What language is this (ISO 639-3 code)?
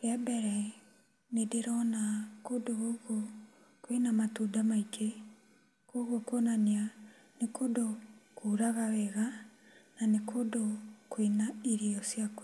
kik